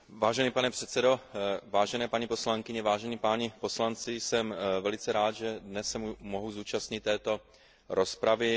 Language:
Czech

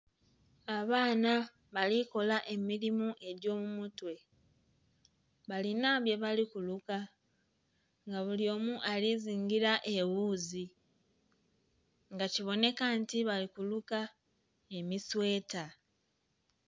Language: Soga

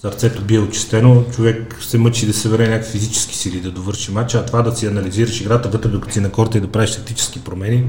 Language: Bulgarian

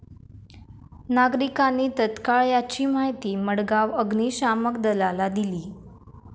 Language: Marathi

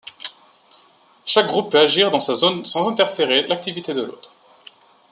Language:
French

